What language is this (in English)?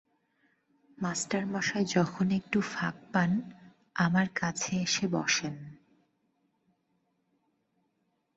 Bangla